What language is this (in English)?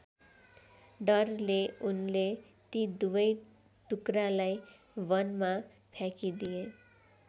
Nepali